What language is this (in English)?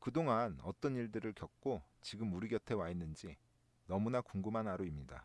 Korean